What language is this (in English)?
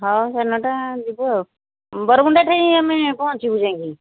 Odia